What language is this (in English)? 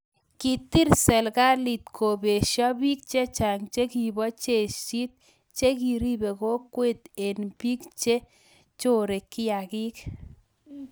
Kalenjin